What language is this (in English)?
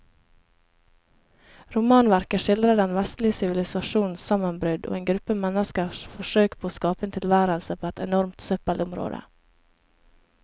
Norwegian